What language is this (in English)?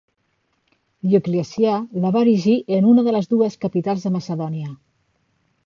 Catalan